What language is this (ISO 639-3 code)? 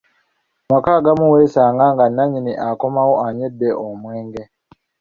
lug